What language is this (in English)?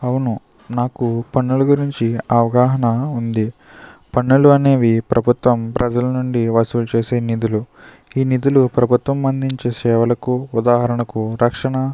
Telugu